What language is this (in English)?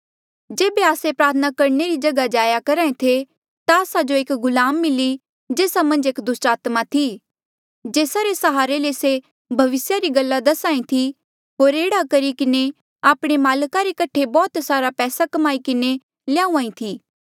Mandeali